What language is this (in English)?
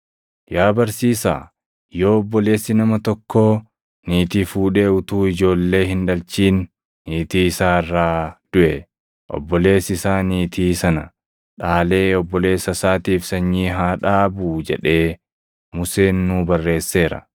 Oromo